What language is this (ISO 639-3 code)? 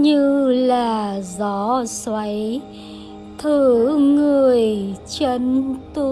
vie